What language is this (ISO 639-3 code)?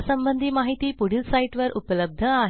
mar